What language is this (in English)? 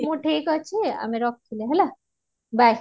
Odia